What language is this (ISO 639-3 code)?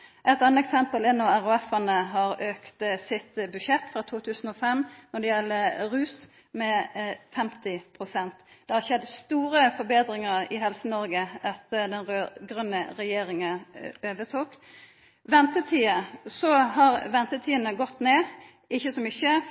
nno